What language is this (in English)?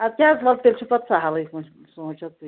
Kashmiri